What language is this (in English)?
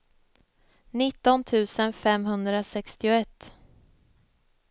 Swedish